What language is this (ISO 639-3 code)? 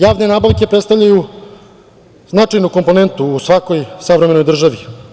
srp